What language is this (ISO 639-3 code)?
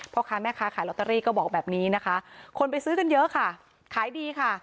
tha